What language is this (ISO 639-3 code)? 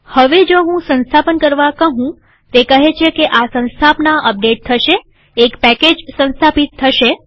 guj